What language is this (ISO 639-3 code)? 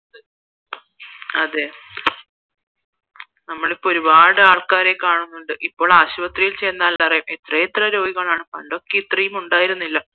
mal